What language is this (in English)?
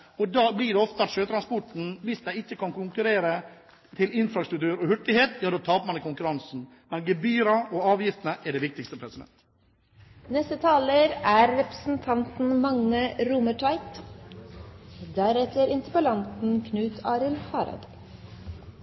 Norwegian